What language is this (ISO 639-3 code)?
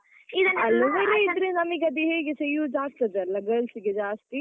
kan